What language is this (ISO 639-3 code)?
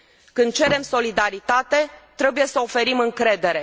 ron